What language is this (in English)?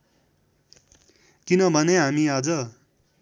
Nepali